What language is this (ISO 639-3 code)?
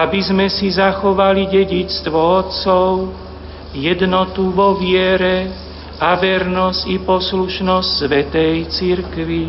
slk